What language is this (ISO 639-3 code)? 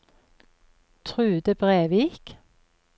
nor